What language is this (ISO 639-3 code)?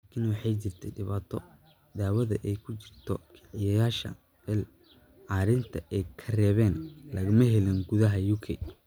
som